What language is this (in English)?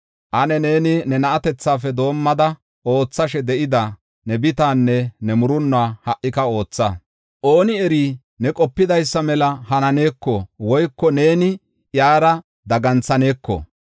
Gofa